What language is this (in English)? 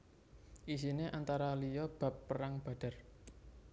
Javanese